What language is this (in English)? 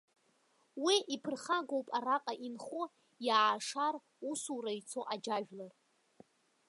Abkhazian